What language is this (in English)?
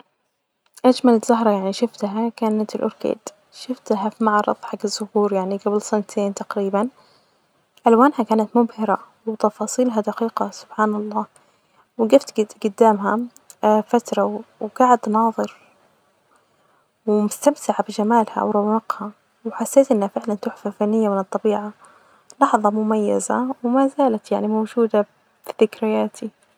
Najdi Arabic